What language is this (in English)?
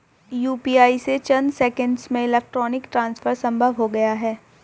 Hindi